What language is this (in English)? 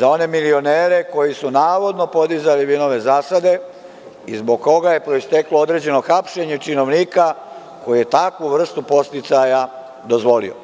Serbian